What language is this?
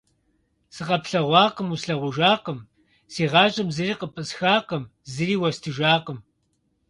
Kabardian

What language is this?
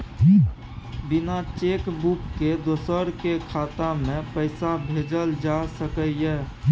Maithili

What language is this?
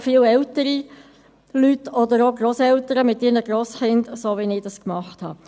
Swiss German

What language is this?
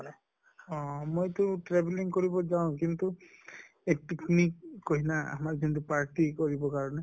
Assamese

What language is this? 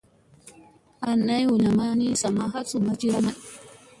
Musey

